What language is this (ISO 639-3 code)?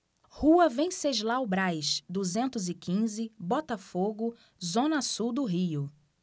por